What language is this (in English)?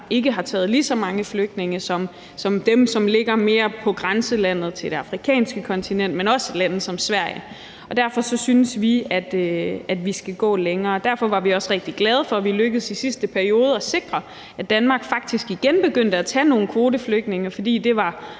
Danish